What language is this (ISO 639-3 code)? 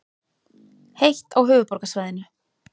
isl